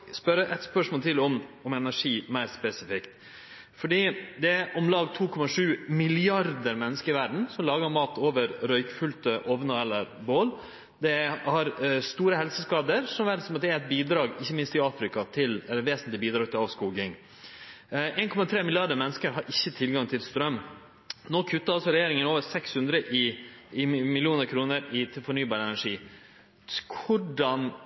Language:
Norwegian Nynorsk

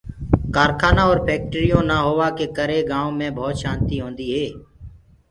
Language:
Gurgula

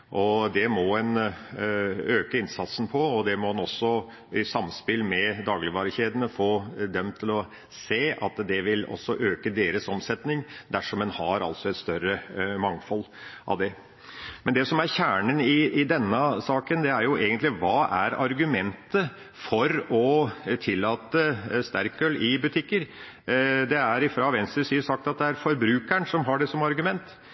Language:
Norwegian Bokmål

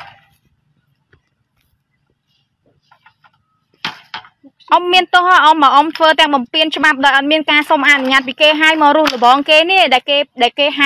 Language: Vietnamese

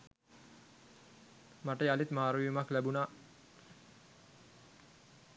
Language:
Sinhala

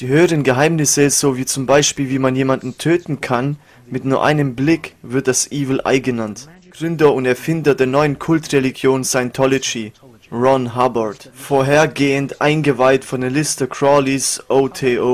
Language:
German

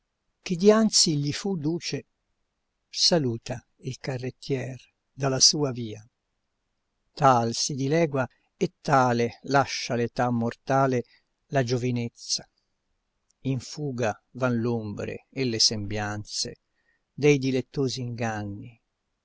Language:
Italian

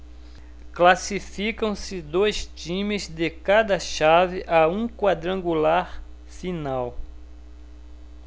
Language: Portuguese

